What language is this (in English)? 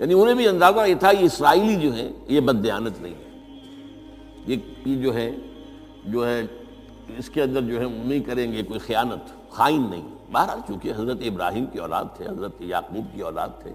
Urdu